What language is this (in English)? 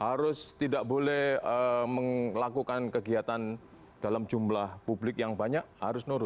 Indonesian